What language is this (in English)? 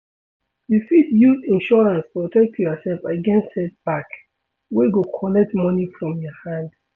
Nigerian Pidgin